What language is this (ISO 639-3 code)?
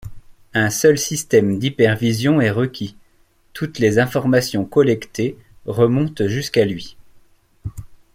fra